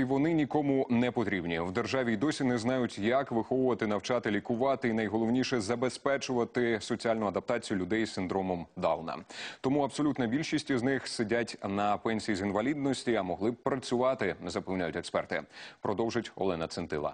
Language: Ukrainian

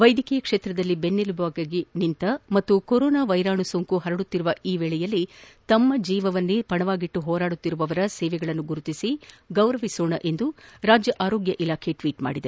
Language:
Kannada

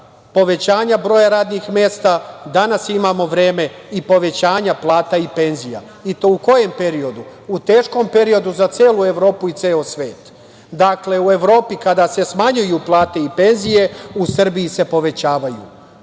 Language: Serbian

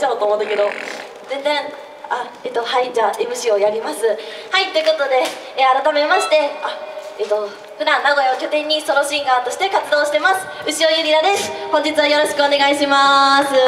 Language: Japanese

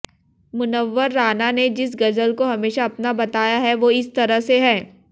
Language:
Hindi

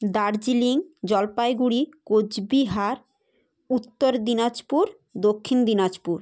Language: Bangla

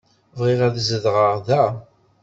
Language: Kabyle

